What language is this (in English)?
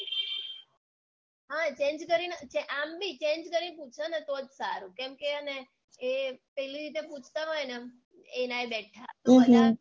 Gujarati